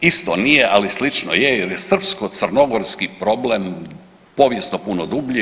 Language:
Croatian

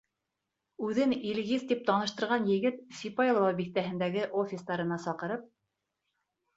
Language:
Bashkir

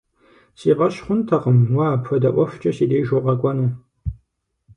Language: Kabardian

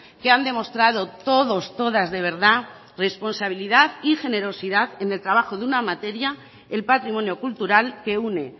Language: Spanish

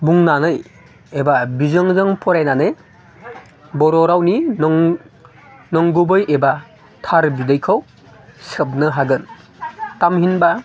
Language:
Bodo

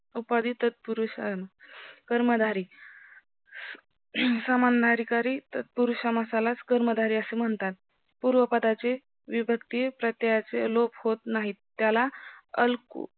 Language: Marathi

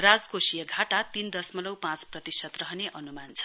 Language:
Nepali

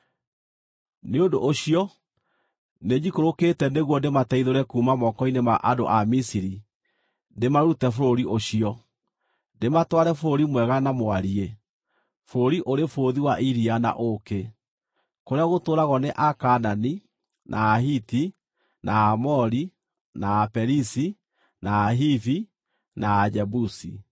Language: Kikuyu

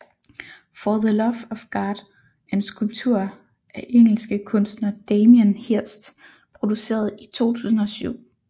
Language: Danish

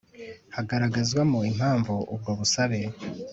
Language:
Kinyarwanda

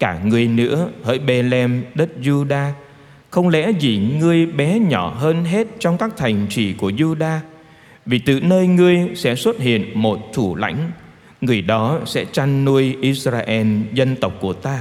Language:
Vietnamese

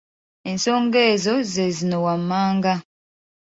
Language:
Ganda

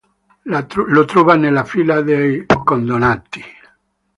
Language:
Italian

